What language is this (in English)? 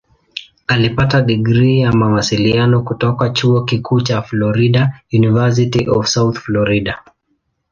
Swahili